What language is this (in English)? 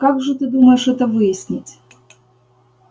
Russian